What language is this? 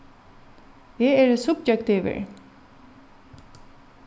Faroese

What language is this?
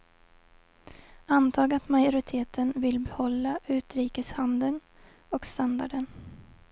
Swedish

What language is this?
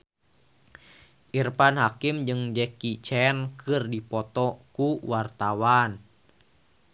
Sundanese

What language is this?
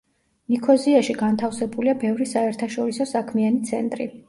Georgian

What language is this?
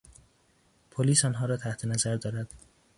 Persian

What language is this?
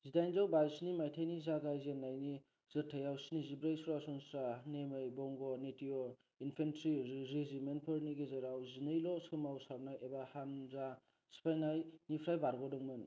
Bodo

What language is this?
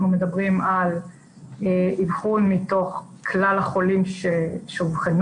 Hebrew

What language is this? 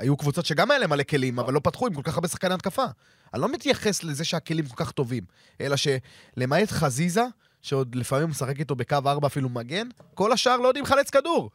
Hebrew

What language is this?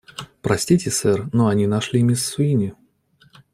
Russian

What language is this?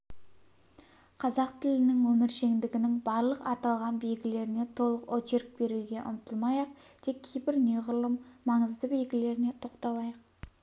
Kazakh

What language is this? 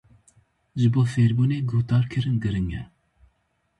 Kurdish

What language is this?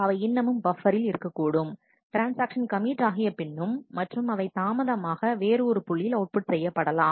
Tamil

